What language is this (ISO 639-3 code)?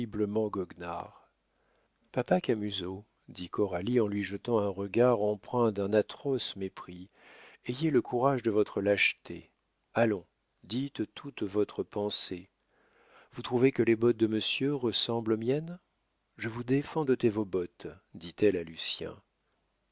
fra